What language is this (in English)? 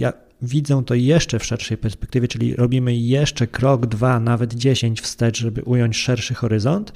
Polish